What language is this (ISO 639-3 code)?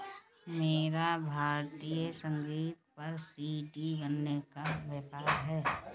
hin